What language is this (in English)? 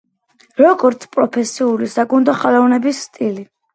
Georgian